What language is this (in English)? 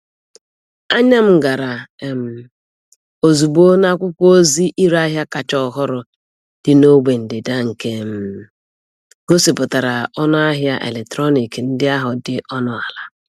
Igbo